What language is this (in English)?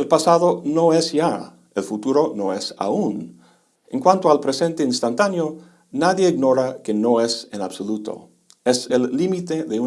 Spanish